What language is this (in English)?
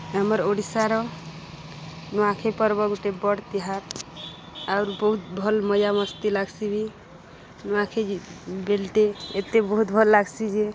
Odia